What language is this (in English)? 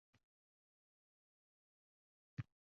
Uzbek